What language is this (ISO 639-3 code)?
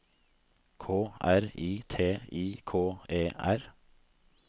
nor